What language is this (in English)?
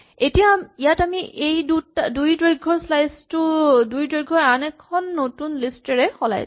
Assamese